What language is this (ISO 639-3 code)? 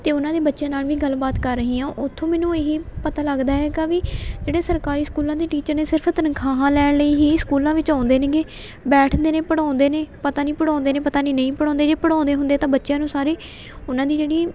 pan